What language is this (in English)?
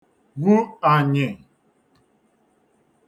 Igbo